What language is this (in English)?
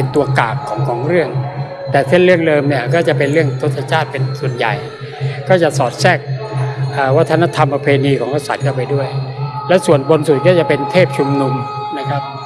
Thai